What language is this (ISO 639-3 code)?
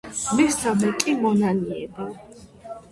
kat